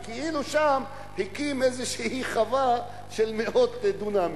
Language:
Hebrew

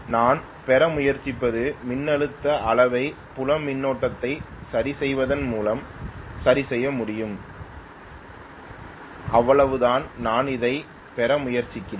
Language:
Tamil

